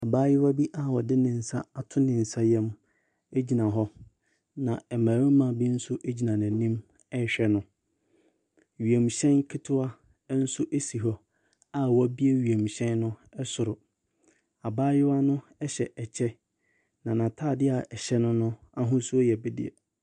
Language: Akan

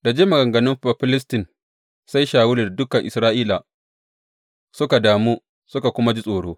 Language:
Hausa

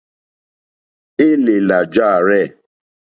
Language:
Mokpwe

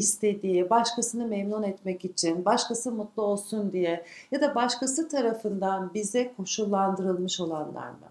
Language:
Turkish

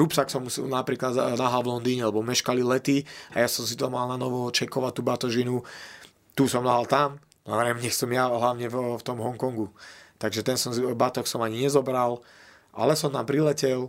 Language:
Slovak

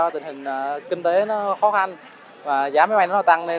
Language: Vietnamese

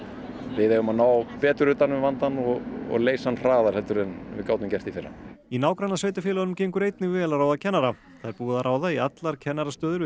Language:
Icelandic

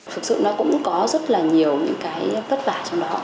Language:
Vietnamese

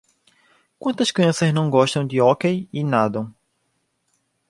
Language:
Portuguese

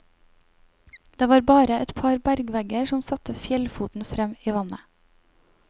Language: Norwegian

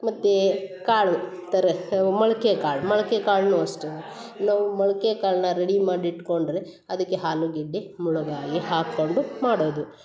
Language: Kannada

